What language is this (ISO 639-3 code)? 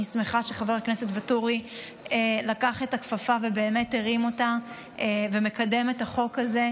heb